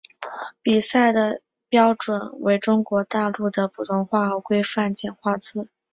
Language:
Chinese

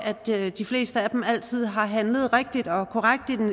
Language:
Danish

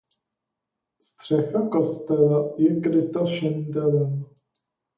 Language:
Czech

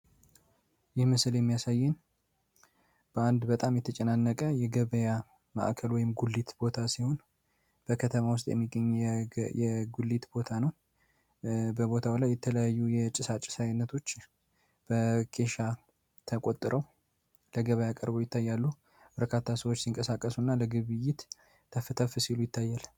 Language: Amharic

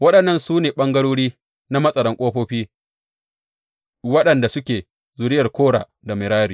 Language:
Hausa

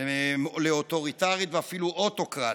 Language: Hebrew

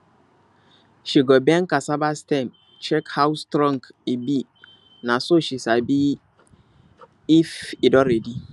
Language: Nigerian Pidgin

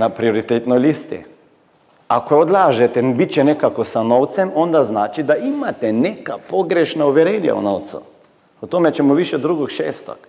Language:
Croatian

